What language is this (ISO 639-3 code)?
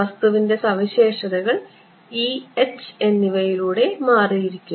mal